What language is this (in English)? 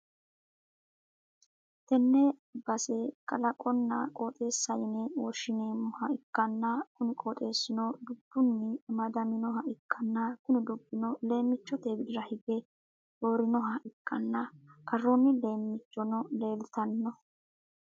Sidamo